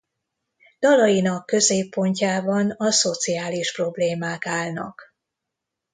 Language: Hungarian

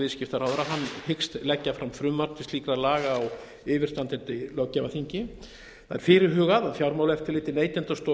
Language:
Icelandic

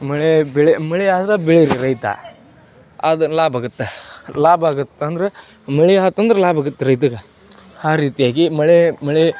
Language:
Kannada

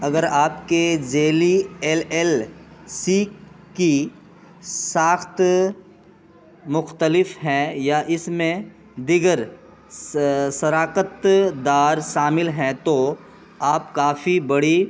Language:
Urdu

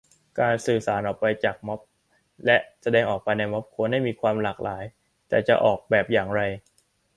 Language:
Thai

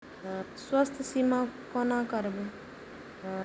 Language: Maithili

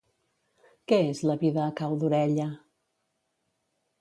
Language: Catalan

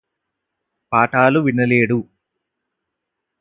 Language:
Telugu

